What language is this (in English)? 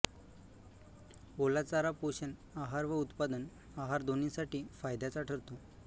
Marathi